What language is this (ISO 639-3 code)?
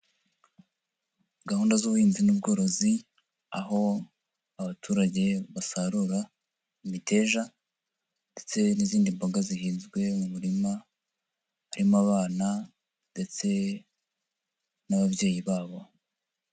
kin